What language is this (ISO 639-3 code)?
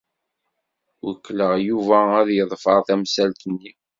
kab